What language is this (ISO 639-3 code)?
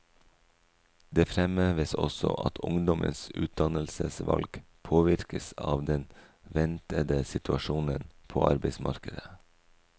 nor